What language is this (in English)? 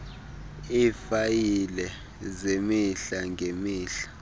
Xhosa